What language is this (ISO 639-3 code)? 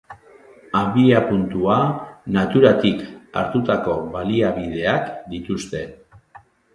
eus